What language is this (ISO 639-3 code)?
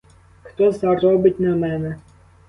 ukr